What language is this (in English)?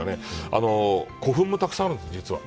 Japanese